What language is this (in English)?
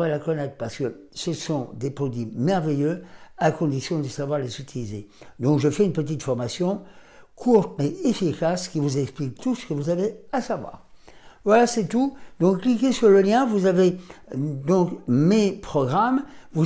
French